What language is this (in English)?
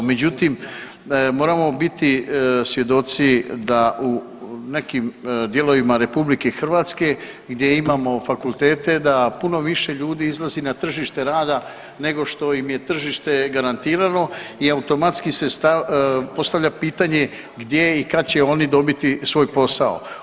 Croatian